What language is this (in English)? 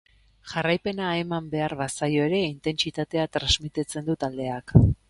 Basque